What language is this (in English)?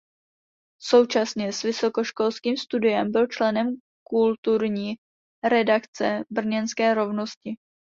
Czech